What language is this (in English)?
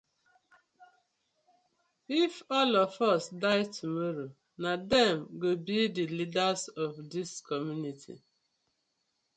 Nigerian Pidgin